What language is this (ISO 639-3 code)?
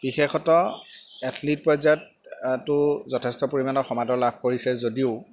asm